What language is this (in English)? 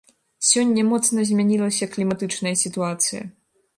Belarusian